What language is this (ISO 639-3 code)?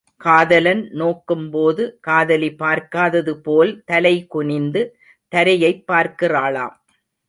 tam